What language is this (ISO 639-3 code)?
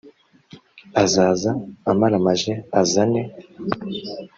kin